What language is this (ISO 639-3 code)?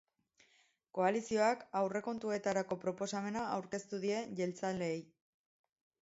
eus